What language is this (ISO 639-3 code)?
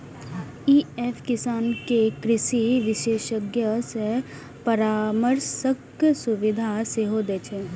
mai